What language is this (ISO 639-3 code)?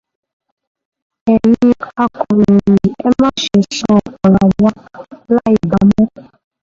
yor